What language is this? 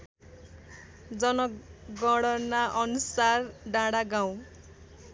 Nepali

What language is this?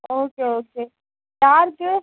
Tamil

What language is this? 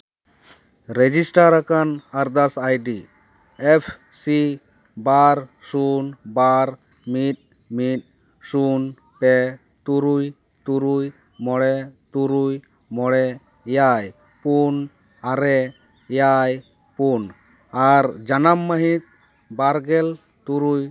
Santali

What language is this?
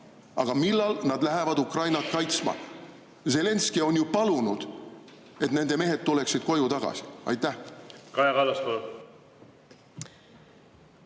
Estonian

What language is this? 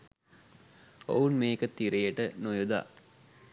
Sinhala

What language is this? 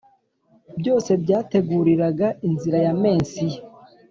Kinyarwanda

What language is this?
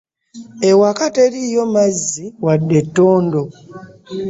Ganda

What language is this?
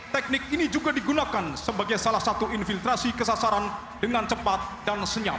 Indonesian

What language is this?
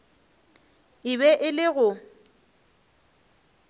Northern Sotho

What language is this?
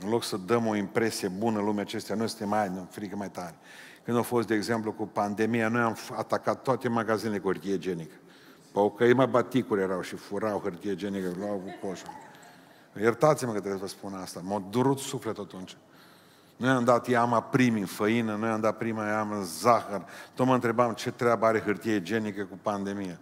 Romanian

